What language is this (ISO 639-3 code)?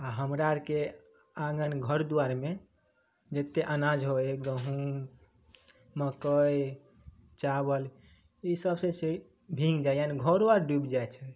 mai